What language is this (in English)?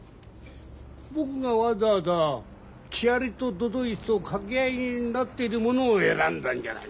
Japanese